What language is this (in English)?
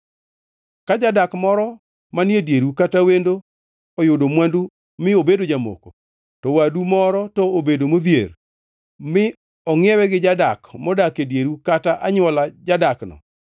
Luo (Kenya and Tanzania)